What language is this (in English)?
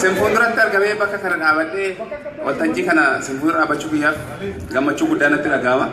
Indonesian